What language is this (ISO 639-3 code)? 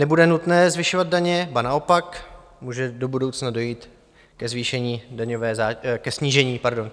ces